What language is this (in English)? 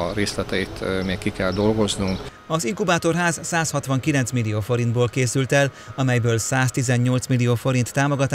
Hungarian